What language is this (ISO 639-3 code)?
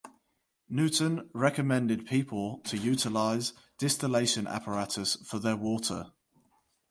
eng